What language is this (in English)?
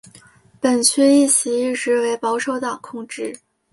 Chinese